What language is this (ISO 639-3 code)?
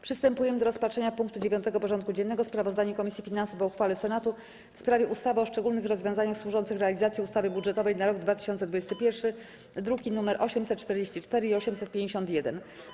pol